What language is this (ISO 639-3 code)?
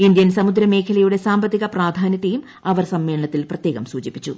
mal